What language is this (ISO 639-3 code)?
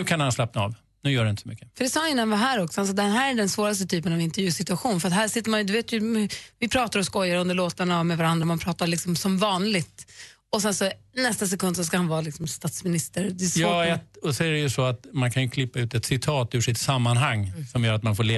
swe